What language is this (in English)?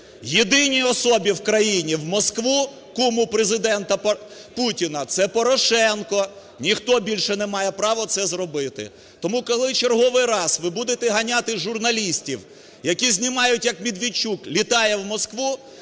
Ukrainian